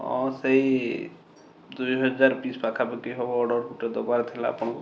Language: Odia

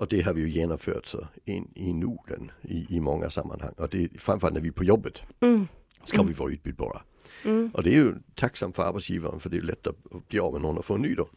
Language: Swedish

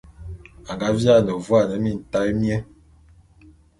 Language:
Bulu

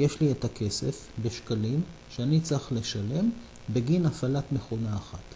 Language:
Hebrew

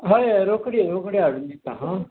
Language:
Konkani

